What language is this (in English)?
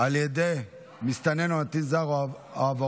Hebrew